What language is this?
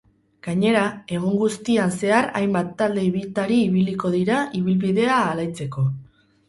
Basque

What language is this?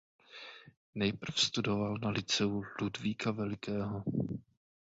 Czech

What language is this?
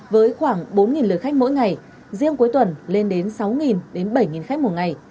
Vietnamese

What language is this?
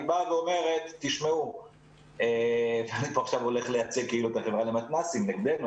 Hebrew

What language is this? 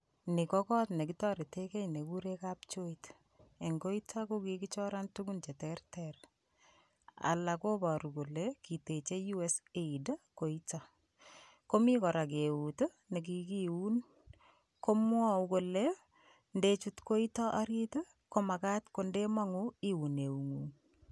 Kalenjin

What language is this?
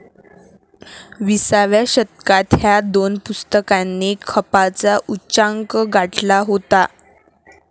Marathi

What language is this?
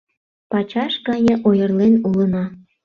Mari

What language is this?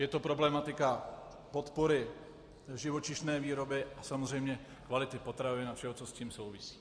Czech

